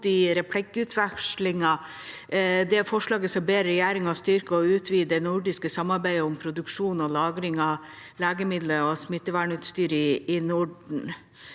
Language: Norwegian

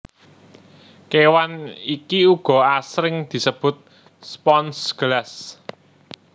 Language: Javanese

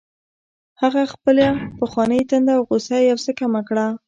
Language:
Pashto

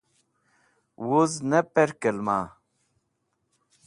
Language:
Wakhi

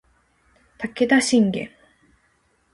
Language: Japanese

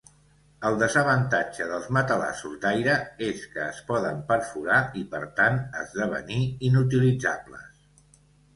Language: Catalan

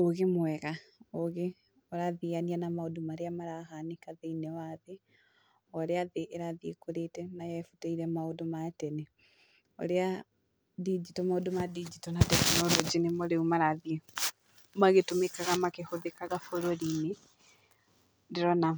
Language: Kikuyu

